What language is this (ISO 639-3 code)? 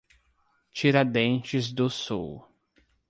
por